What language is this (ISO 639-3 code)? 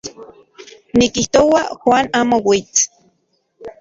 ncx